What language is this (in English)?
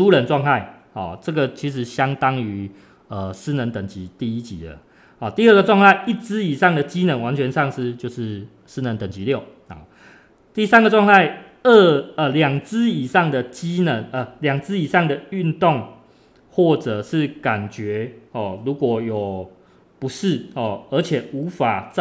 Chinese